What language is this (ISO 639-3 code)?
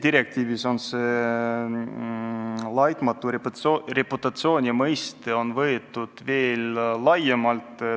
est